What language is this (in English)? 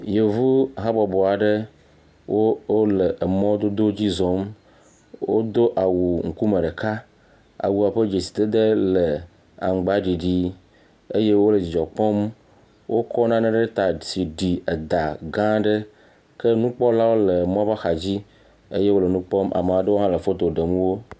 Ewe